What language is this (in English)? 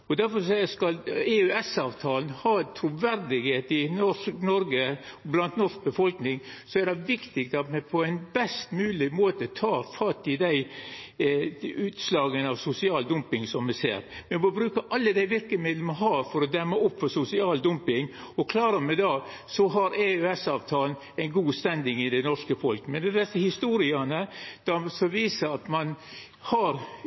Norwegian Nynorsk